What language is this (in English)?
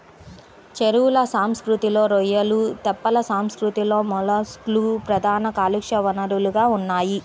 Telugu